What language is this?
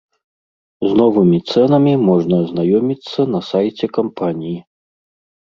Belarusian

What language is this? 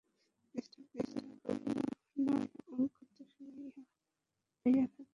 Bangla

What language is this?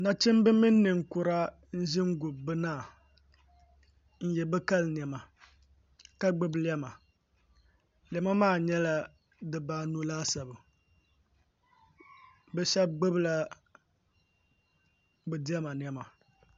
Dagbani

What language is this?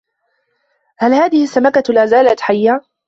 Arabic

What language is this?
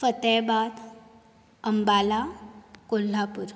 Konkani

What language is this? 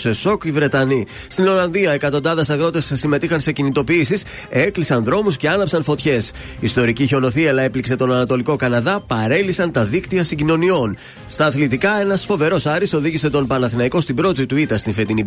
Greek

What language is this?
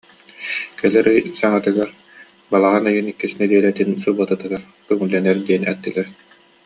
Yakut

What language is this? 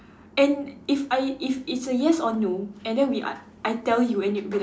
English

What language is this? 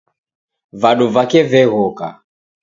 Taita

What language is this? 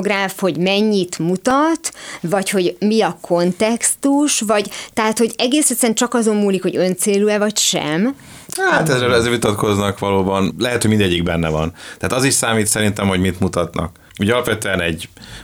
Hungarian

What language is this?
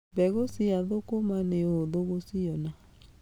Kikuyu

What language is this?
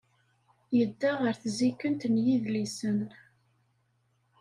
Kabyle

